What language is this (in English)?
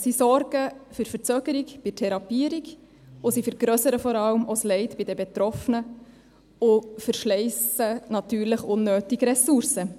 Swiss German